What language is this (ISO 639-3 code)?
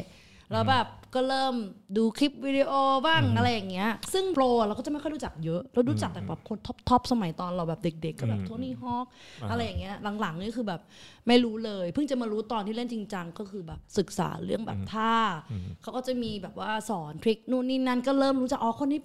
tha